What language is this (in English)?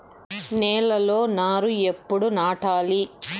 Telugu